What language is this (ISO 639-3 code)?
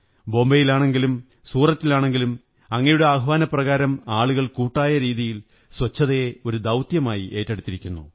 mal